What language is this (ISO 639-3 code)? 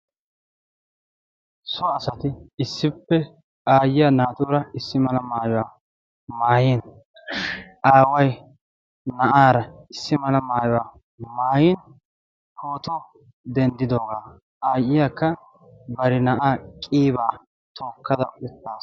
wal